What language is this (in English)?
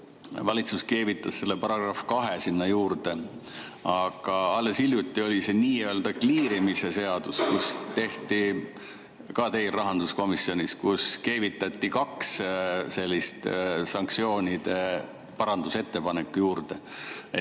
Estonian